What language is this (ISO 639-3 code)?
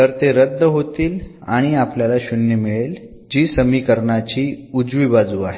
mar